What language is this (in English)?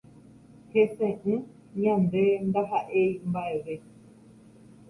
Guarani